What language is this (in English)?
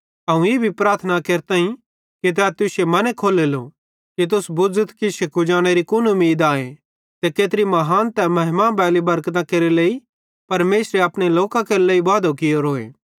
Bhadrawahi